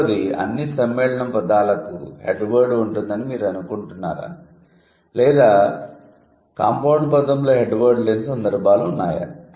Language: Telugu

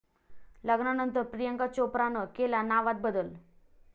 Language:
Marathi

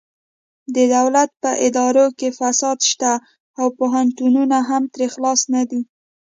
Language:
Pashto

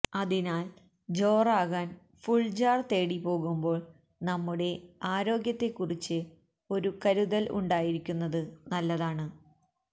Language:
Malayalam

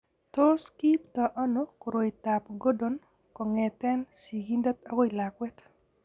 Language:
Kalenjin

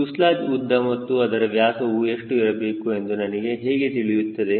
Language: Kannada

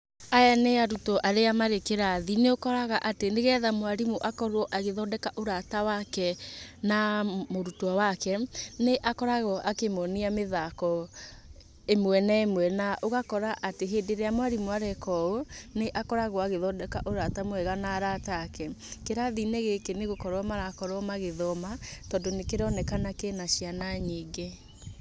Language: Kikuyu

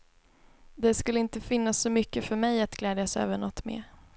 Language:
Swedish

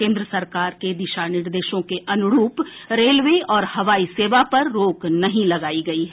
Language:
Hindi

